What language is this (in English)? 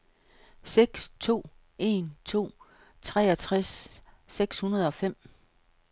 Danish